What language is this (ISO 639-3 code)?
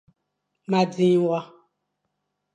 fan